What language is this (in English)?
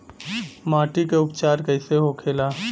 Bhojpuri